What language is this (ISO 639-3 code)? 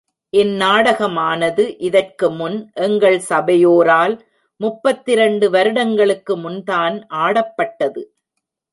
tam